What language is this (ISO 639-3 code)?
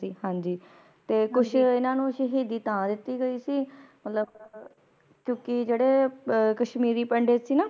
pan